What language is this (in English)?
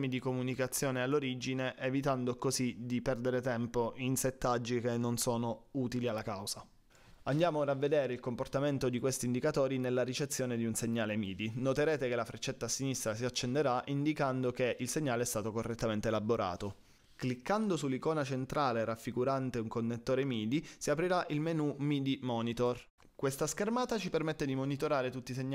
Italian